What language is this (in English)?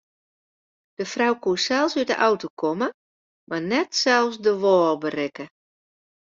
Western Frisian